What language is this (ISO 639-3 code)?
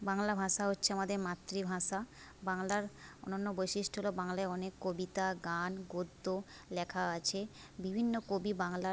ben